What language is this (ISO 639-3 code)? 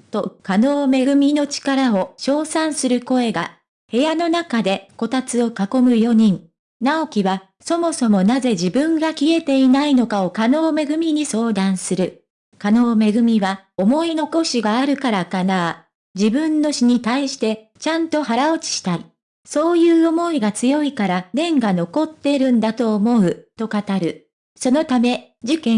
jpn